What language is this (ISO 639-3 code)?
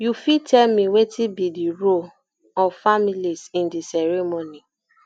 pcm